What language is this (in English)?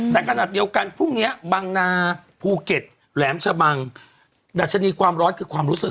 Thai